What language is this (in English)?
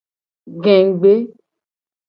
Gen